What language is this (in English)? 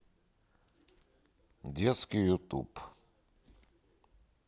Russian